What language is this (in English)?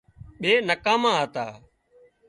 Wadiyara Koli